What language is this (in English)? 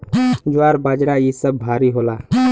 Bhojpuri